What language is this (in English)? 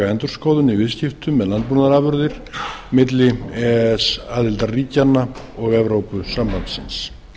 Icelandic